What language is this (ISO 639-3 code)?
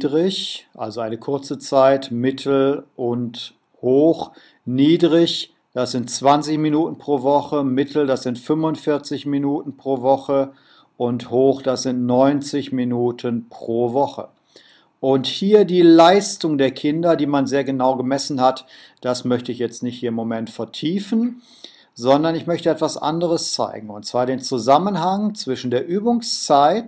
deu